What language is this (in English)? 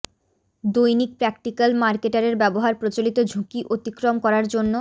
Bangla